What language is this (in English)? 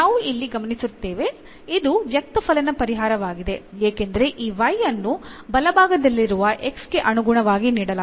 Kannada